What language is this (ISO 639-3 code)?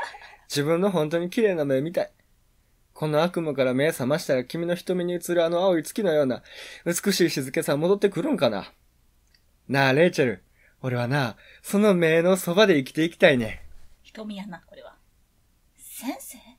jpn